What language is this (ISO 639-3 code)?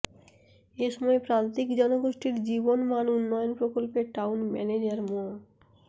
ben